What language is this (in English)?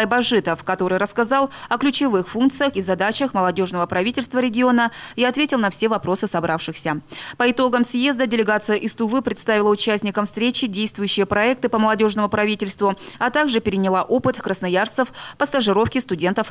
Russian